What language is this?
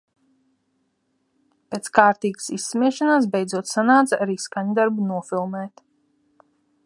Latvian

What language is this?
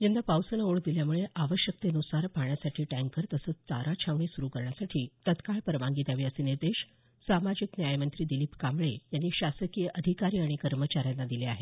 Marathi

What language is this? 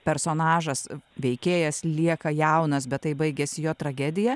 Lithuanian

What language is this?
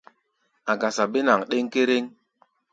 Gbaya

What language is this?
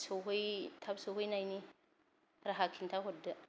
Bodo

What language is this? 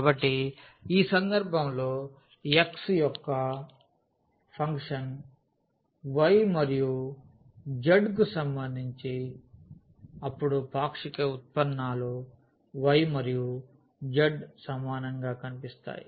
Telugu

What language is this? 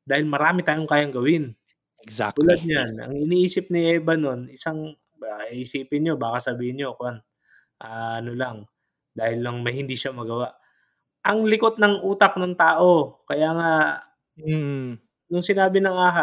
Filipino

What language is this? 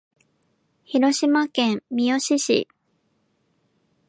Japanese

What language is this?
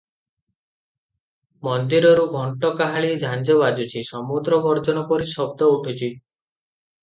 Odia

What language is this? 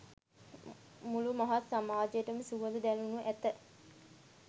Sinhala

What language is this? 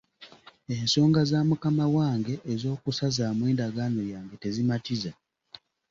Ganda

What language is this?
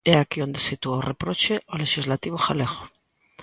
Galician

